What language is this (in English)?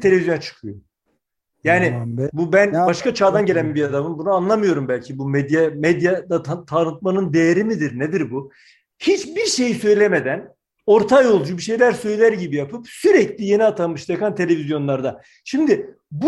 Turkish